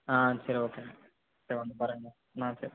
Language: Tamil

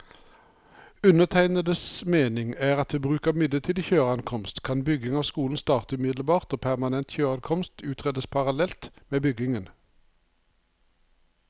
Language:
Norwegian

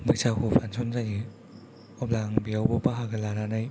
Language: Bodo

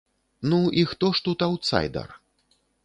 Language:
Belarusian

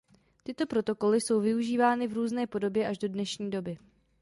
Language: Czech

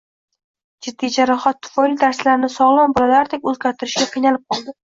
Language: Uzbek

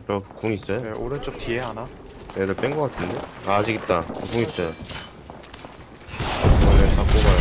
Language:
Korean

